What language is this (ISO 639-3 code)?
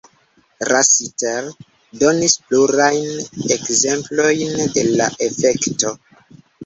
epo